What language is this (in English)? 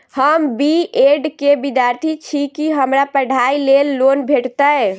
Maithili